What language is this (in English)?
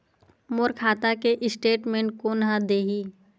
Chhattisgarhi